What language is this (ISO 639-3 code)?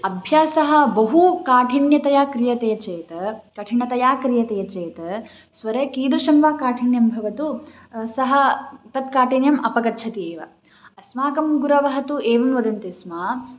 san